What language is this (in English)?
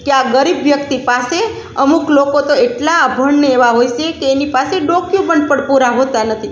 Gujarati